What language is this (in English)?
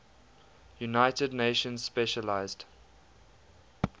English